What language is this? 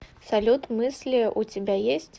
Russian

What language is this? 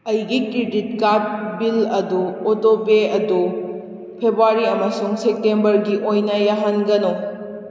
Manipuri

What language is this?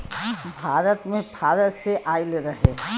Bhojpuri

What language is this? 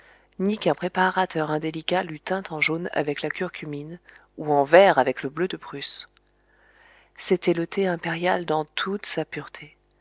French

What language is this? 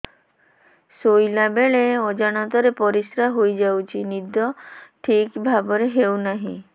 Odia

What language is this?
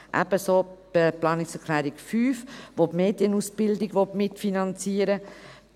Swiss German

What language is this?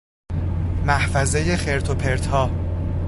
Persian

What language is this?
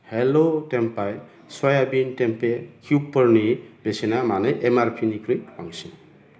Bodo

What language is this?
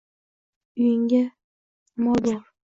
Uzbek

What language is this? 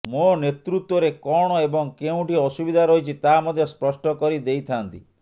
Odia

